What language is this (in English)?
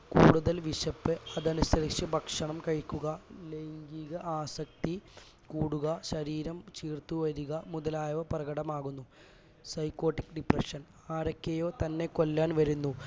Malayalam